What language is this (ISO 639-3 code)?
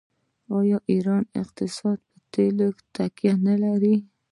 pus